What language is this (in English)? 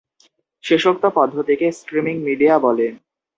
Bangla